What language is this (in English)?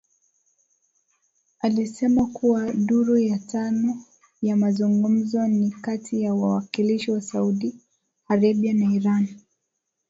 Swahili